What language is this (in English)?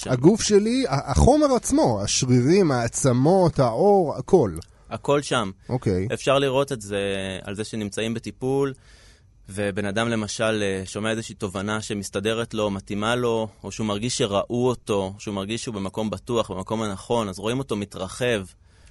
Hebrew